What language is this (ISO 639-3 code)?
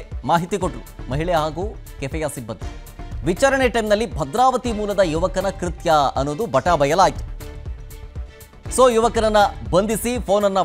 kan